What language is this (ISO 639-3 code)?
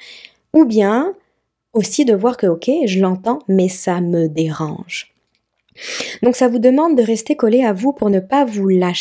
fra